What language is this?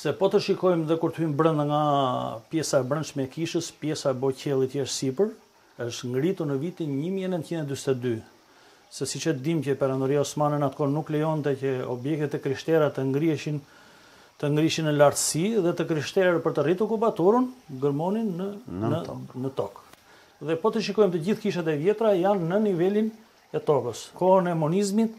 Romanian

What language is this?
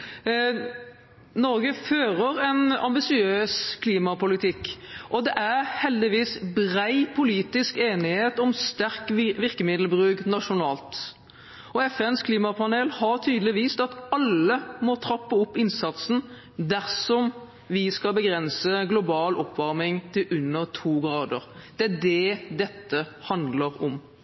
Norwegian Bokmål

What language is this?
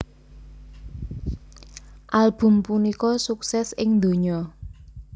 Javanese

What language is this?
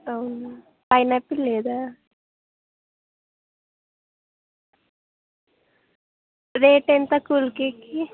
Telugu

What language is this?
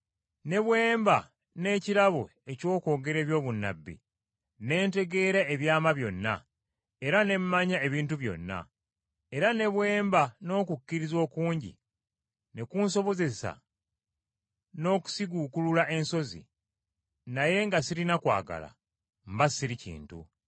Ganda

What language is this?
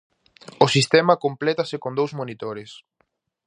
Galician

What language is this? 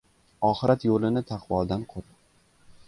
Uzbek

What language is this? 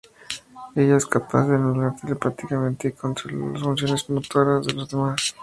Spanish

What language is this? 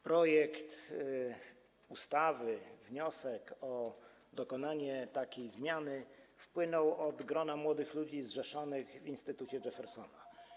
Polish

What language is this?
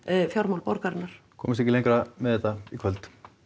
Icelandic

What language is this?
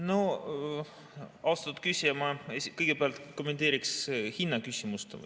Estonian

